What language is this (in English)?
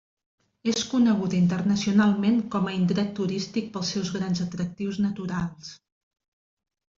Catalan